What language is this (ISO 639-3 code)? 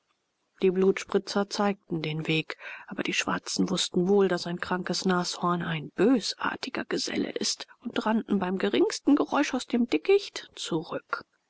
deu